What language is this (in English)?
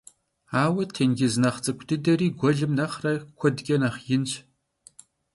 Kabardian